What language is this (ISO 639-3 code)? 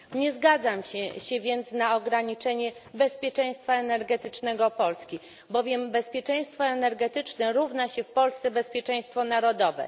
pol